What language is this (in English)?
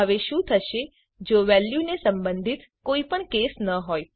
Gujarati